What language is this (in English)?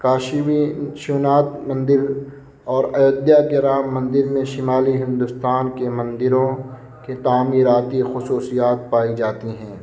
Urdu